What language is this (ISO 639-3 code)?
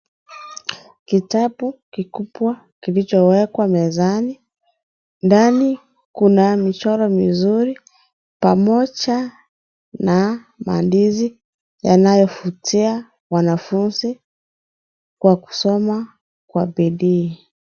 swa